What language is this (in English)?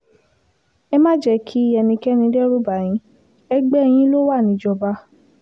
Yoruba